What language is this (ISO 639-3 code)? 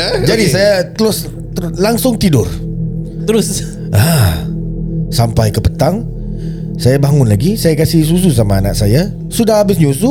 msa